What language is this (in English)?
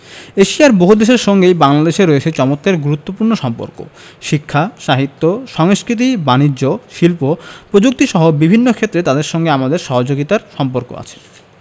Bangla